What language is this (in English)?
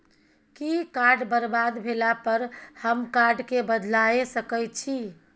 Maithili